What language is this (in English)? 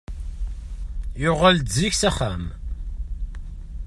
Kabyle